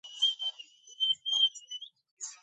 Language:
Georgian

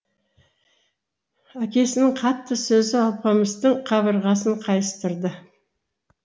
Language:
Kazakh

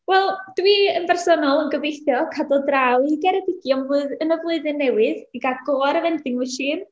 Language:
Welsh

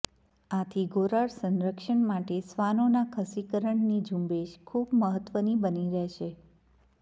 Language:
Gujarati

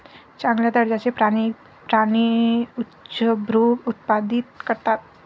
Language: Marathi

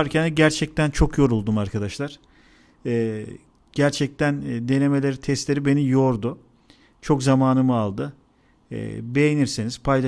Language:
Turkish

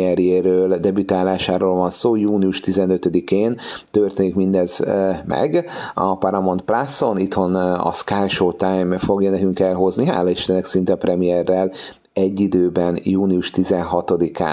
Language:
Hungarian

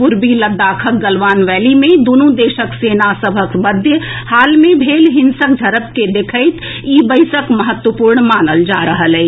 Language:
Maithili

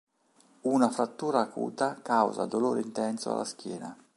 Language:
Italian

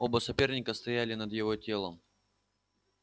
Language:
Russian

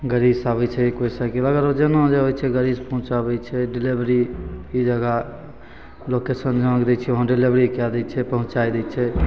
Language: Maithili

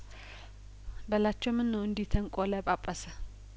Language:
Amharic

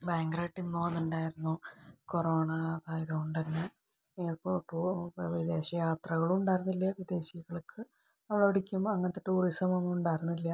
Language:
Malayalam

